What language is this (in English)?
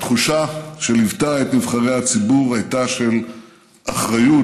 Hebrew